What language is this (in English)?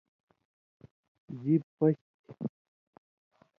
Indus Kohistani